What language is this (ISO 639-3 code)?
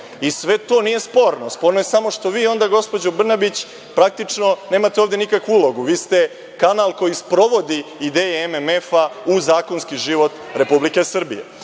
srp